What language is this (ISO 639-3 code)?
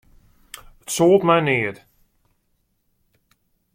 fry